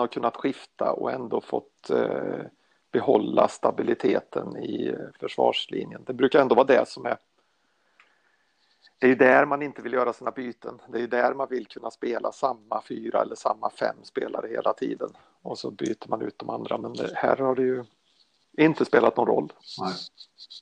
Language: Swedish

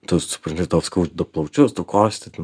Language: Lithuanian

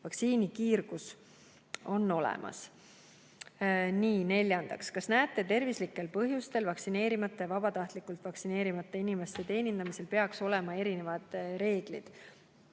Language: Estonian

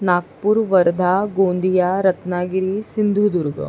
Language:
Marathi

